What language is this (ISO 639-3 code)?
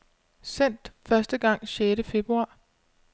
dan